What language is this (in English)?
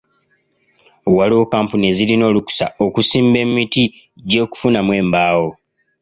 Ganda